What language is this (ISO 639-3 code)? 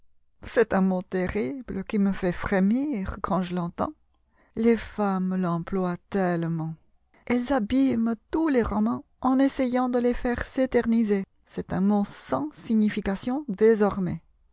fra